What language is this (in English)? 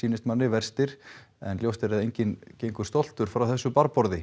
Icelandic